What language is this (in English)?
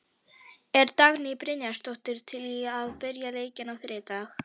Icelandic